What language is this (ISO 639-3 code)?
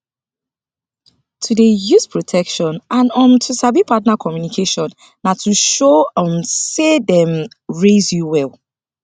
pcm